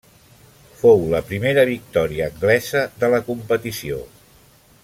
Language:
Catalan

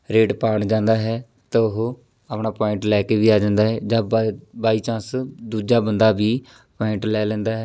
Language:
Punjabi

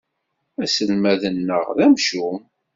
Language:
Kabyle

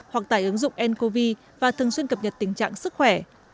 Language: Vietnamese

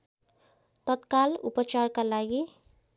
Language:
Nepali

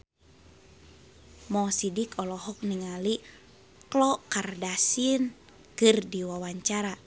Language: Sundanese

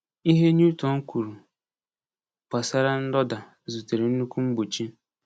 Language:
Igbo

